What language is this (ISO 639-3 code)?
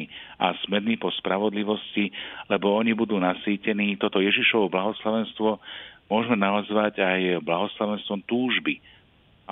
slk